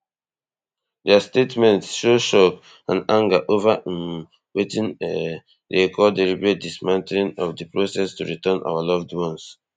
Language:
Nigerian Pidgin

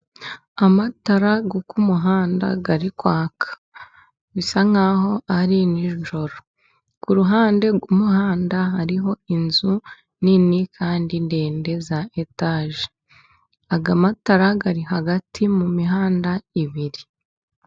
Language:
Kinyarwanda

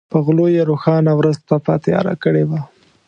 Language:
Pashto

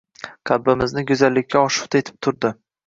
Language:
Uzbek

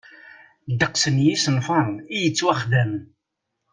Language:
Kabyle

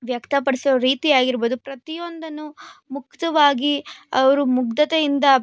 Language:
Kannada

